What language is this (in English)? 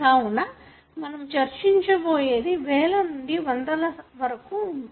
Telugu